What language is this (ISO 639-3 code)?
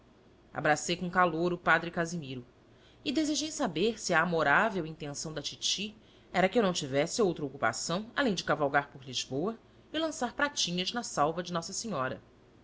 por